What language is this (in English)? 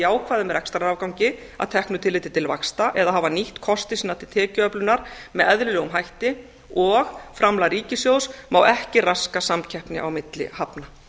Icelandic